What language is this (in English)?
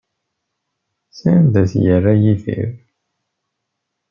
Kabyle